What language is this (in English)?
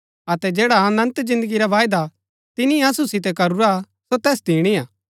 Gaddi